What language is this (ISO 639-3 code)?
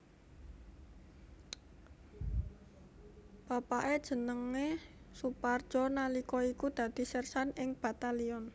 jav